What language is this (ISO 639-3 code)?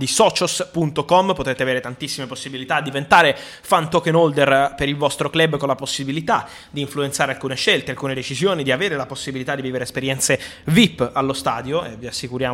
ita